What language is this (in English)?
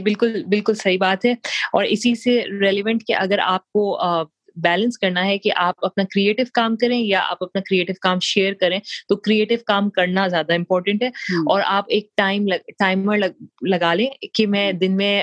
Urdu